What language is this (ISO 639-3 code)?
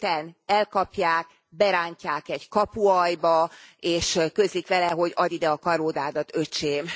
hun